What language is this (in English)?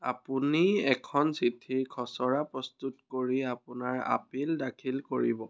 Assamese